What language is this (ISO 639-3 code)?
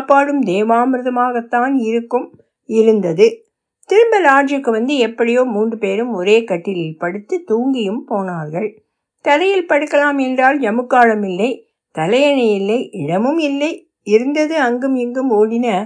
tam